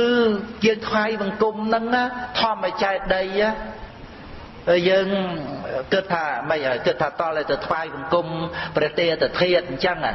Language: Khmer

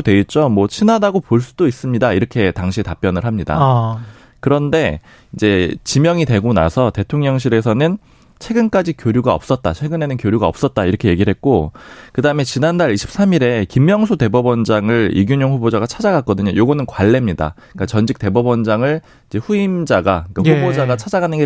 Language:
Korean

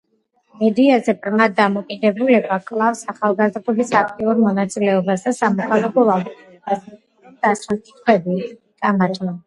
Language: Georgian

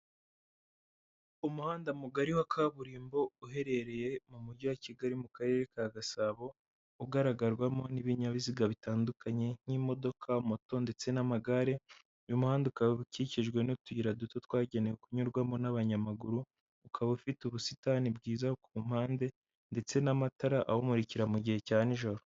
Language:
Kinyarwanda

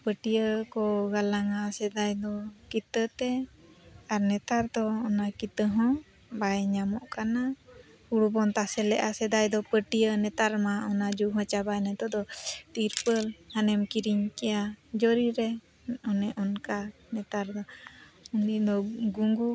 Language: Santali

